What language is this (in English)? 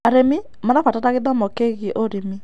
Kikuyu